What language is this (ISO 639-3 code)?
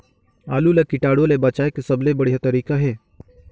hne